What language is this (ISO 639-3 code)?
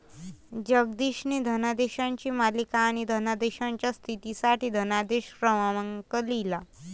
mar